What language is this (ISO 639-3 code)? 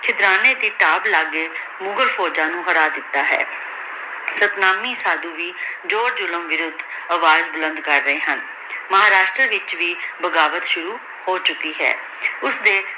pan